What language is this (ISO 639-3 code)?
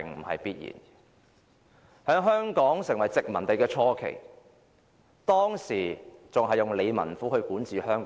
yue